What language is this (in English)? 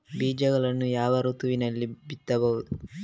Kannada